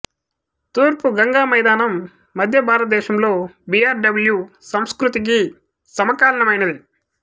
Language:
Telugu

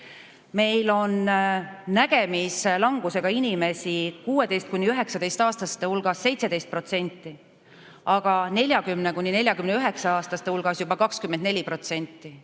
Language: Estonian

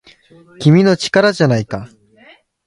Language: Japanese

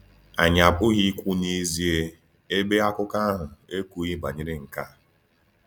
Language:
Igbo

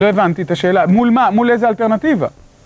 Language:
Hebrew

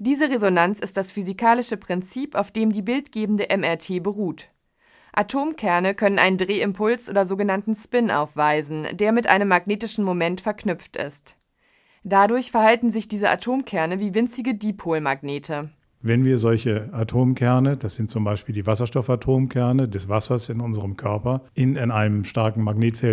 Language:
German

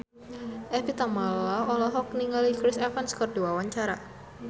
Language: Sundanese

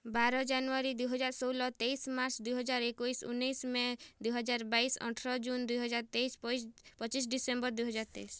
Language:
Odia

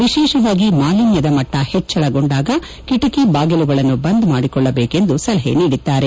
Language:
Kannada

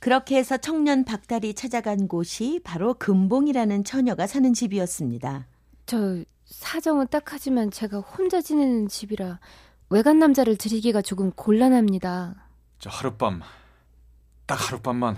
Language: Korean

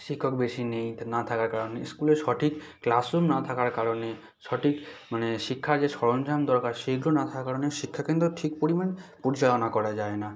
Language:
Bangla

